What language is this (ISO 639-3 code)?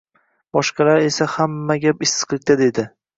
uzb